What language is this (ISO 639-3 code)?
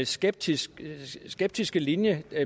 dan